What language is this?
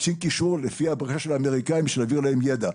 Hebrew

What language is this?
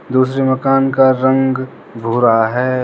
Hindi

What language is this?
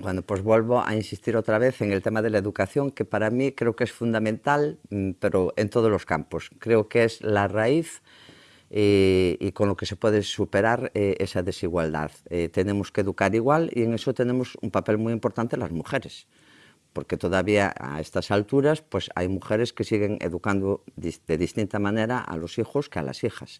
Spanish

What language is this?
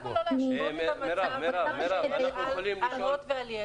Hebrew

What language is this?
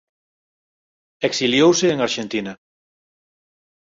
Galician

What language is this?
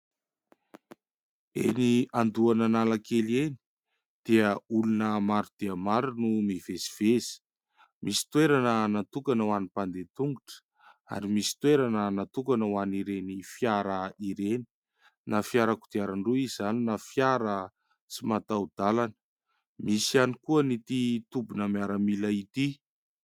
Malagasy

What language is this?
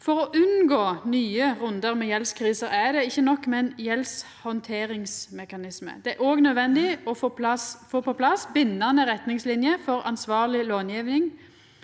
Norwegian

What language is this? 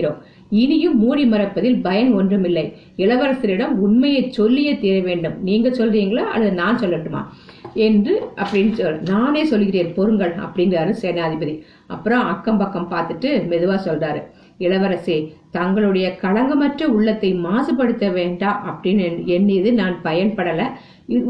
Tamil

